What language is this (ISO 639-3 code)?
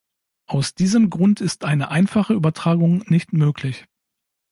deu